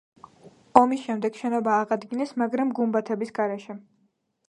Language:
Georgian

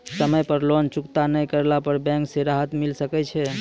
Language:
Maithili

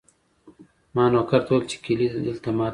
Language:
Pashto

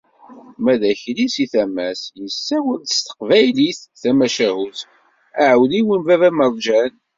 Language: Kabyle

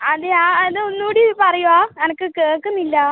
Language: Malayalam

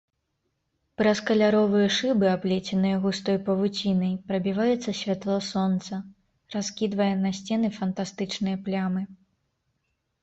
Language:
Belarusian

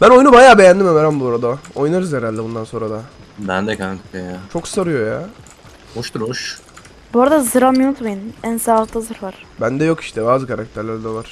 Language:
Turkish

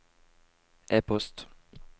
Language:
Norwegian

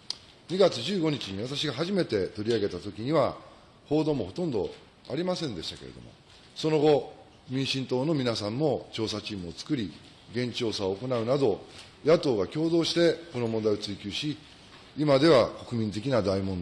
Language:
Japanese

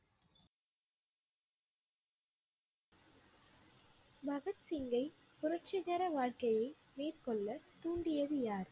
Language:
Tamil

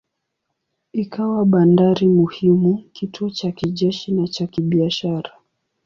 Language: Swahili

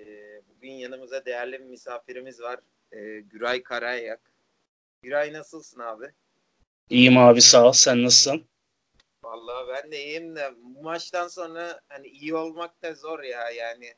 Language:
Turkish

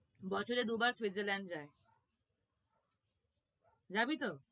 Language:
Bangla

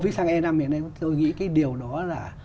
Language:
Vietnamese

